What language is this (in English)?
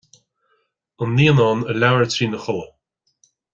Irish